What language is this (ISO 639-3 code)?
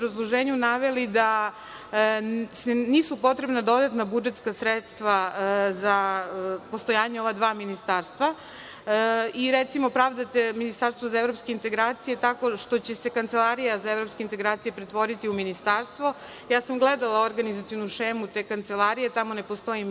srp